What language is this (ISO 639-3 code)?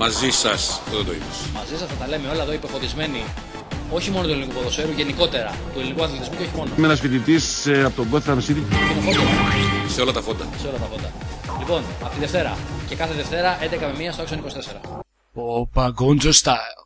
ell